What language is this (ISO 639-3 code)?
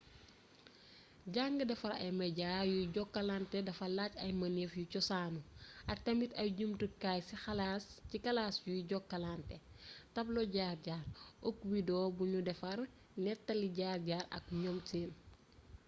wol